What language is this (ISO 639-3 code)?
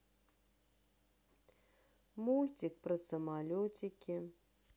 rus